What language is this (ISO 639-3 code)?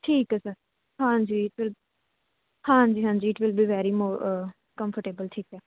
pan